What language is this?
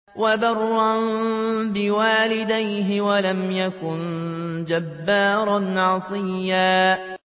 Arabic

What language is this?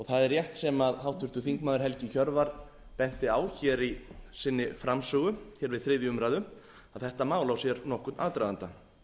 Icelandic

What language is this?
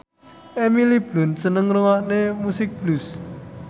Javanese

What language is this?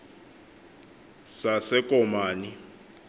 Xhosa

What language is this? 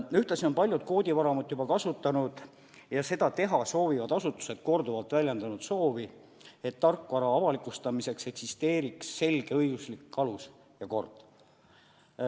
Estonian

